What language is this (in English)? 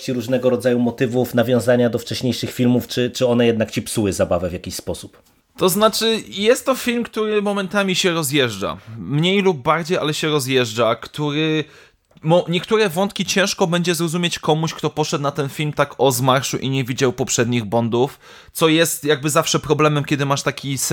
Polish